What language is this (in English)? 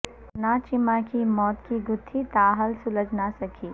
Urdu